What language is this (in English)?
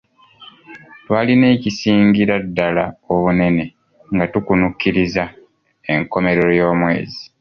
Ganda